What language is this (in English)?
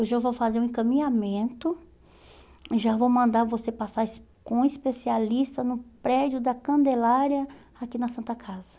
Portuguese